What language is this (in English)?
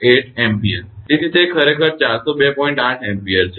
Gujarati